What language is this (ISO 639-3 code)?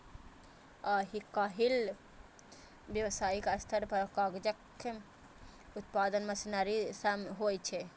mai